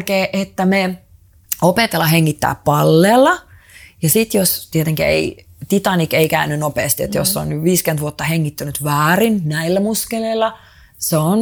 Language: Finnish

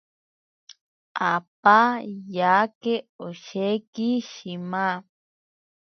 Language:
Ashéninka Perené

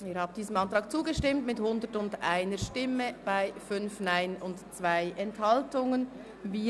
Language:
Swiss German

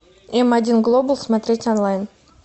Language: Russian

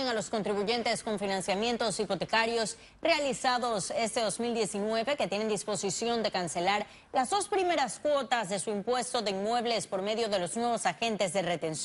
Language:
Spanish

